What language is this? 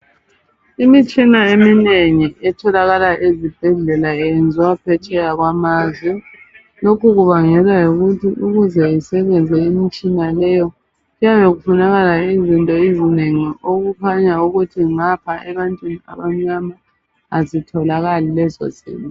North Ndebele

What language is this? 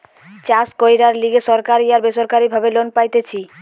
Bangla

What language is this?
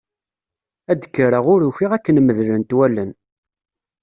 Kabyle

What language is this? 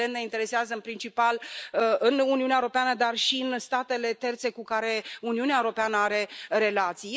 Romanian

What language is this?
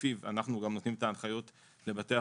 Hebrew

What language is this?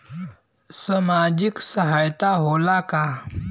Bhojpuri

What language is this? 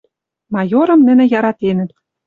Western Mari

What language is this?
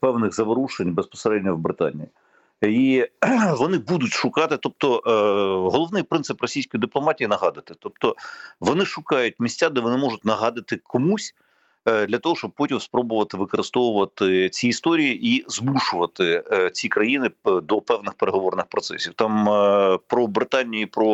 Ukrainian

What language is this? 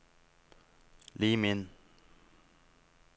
Norwegian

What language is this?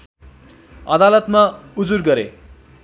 Nepali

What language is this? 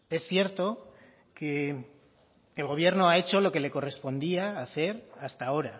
Spanish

